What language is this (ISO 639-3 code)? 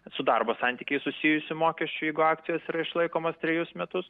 lit